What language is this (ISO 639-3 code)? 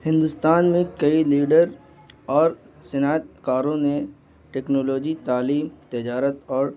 urd